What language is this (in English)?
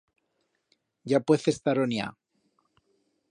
Aragonese